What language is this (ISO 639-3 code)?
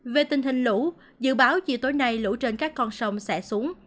vie